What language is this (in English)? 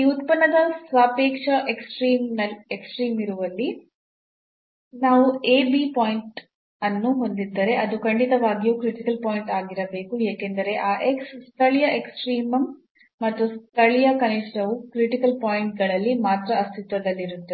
Kannada